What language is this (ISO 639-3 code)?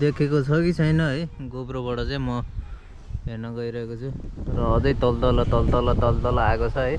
nep